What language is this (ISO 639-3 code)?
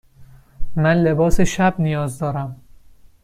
fas